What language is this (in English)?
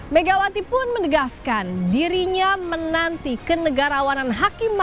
Indonesian